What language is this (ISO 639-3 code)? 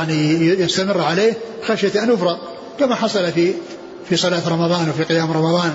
ara